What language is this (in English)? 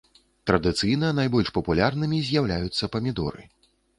Belarusian